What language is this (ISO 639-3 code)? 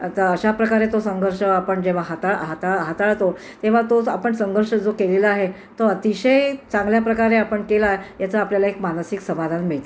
mar